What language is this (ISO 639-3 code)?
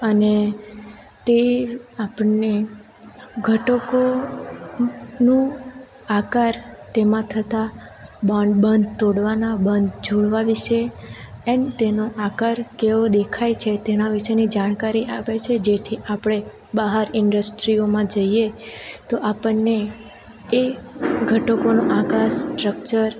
guj